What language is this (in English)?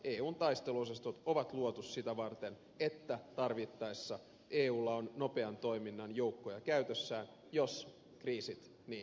Finnish